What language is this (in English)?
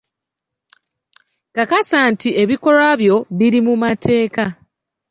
Ganda